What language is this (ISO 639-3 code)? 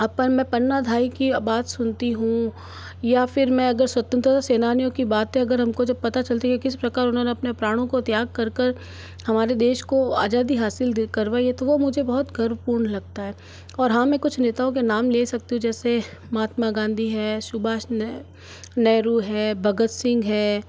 hin